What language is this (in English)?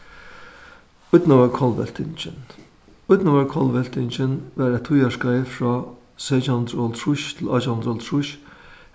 Faroese